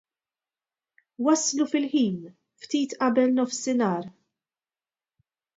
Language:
Maltese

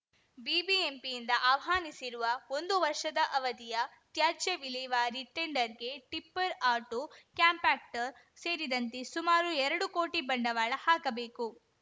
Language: Kannada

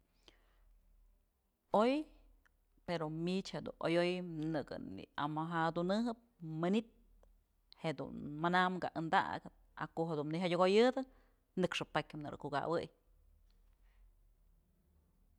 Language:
Mazatlán Mixe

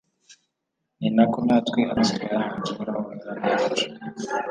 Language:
Kinyarwanda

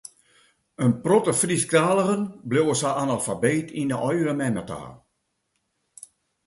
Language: Western Frisian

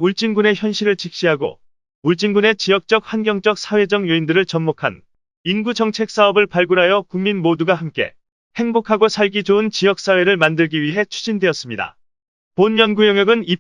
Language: Korean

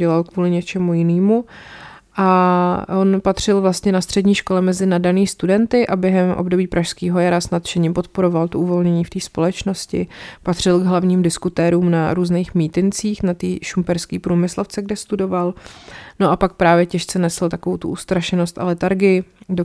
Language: Czech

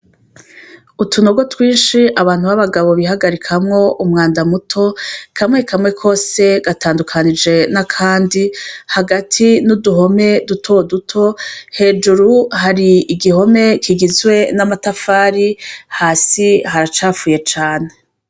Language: Rundi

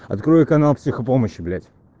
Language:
Russian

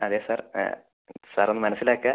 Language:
Malayalam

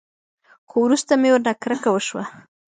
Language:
Pashto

